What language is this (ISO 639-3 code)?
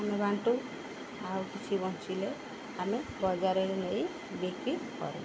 ori